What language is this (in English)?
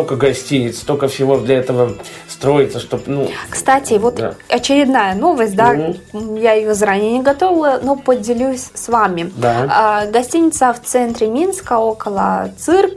Russian